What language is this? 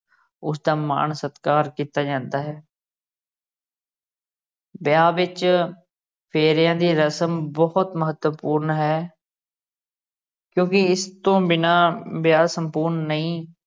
Punjabi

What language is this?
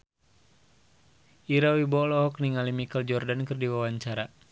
Sundanese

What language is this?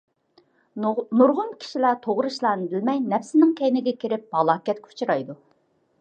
Uyghur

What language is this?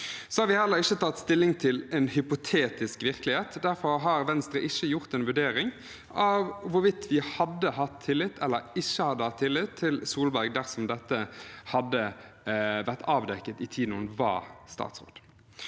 Norwegian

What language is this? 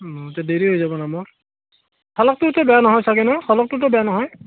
Assamese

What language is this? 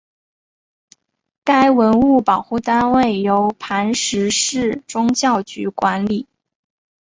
Chinese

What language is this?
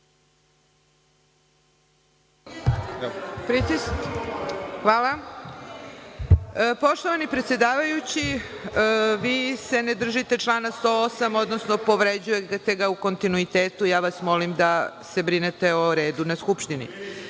Serbian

